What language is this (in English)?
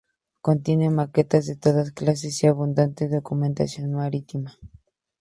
Spanish